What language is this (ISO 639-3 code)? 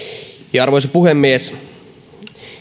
fin